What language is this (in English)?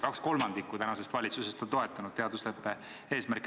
Estonian